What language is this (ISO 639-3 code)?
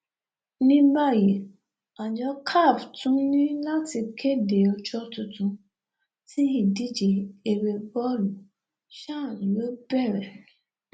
yor